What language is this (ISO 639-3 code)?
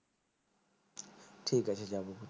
ben